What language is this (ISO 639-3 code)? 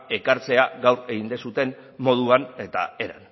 eus